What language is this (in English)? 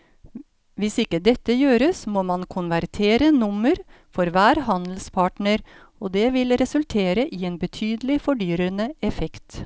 Norwegian